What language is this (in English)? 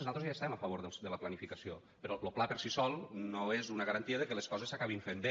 Catalan